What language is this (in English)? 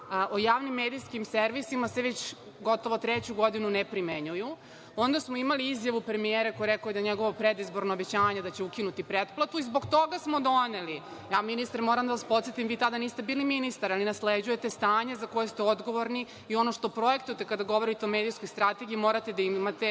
Serbian